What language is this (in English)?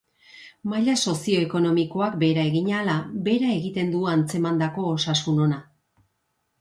Basque